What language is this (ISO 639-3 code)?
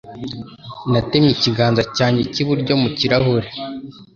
kin